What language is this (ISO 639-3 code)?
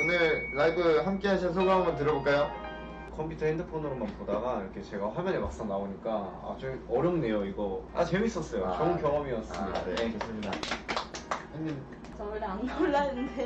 kor